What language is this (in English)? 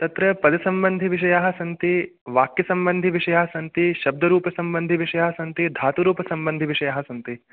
Sanskrit